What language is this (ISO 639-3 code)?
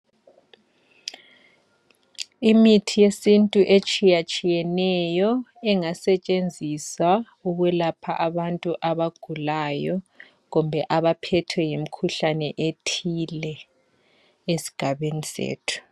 nde